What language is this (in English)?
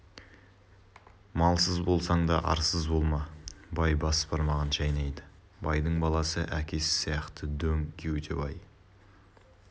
Kazakh